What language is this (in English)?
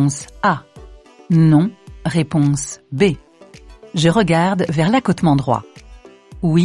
French